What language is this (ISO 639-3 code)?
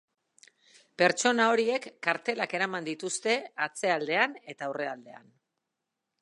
eus